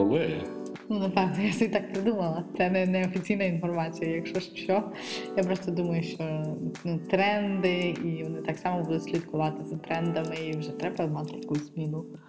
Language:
Ukrainian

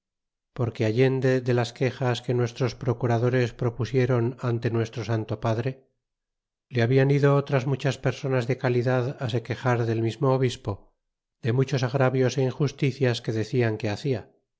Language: Spanish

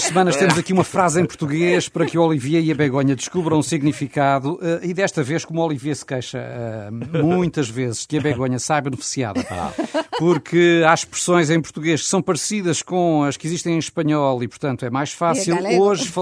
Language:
Portuguese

